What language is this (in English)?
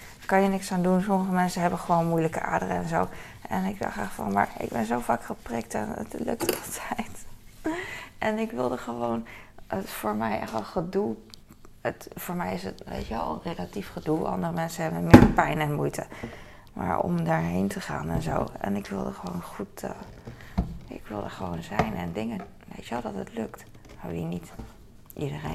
Dutch